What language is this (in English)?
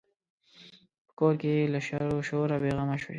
Pashto